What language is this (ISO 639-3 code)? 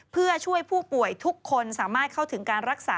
tha